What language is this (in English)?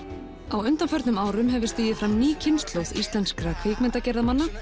Icelandic